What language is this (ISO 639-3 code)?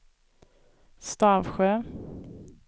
swe